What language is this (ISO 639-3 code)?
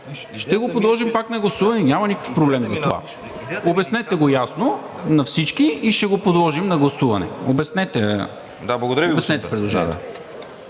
bul